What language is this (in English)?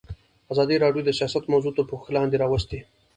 Pashto